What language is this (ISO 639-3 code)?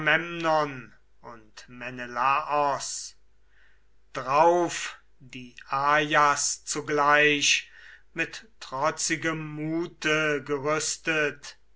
deu